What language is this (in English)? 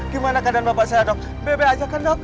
Indonesian